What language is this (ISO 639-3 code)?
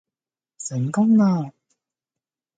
yue